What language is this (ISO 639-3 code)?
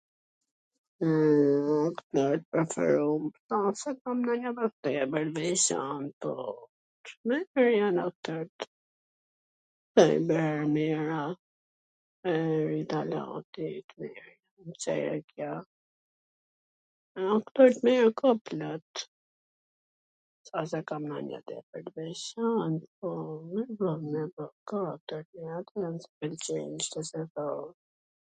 aln